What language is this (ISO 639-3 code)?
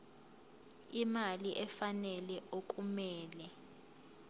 zul